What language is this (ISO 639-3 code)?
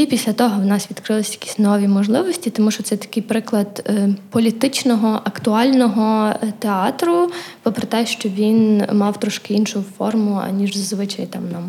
ukr